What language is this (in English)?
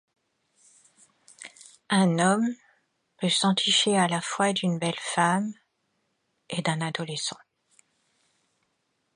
French